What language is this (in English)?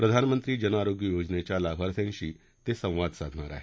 Marathi